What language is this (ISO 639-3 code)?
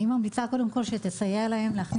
heb